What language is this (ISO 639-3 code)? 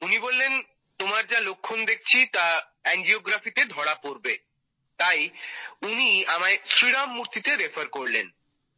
ben